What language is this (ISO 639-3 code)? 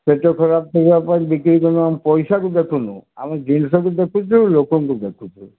ori